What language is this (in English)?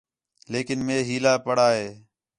Khetrani